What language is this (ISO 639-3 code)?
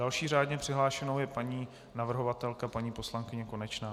ces